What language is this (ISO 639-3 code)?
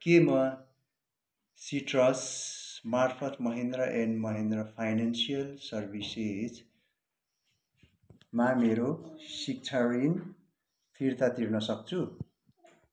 nep